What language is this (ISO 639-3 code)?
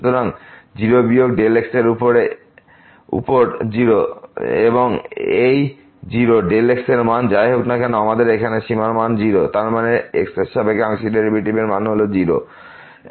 ben